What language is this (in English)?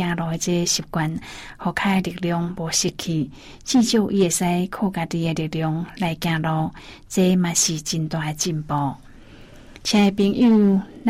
Chinese